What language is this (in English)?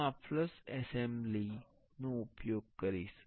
Gujarati